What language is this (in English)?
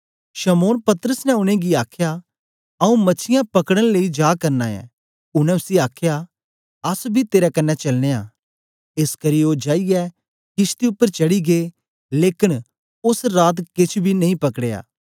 Dogri